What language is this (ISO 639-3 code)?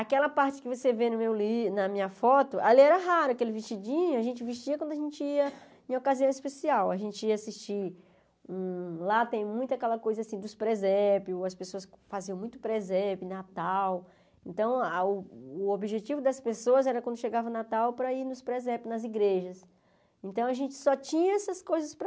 por